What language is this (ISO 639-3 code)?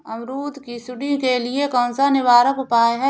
hin